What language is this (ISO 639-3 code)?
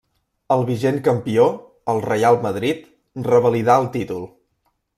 cat